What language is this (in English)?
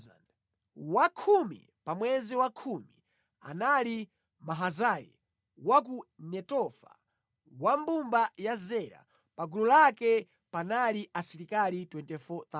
Nyanja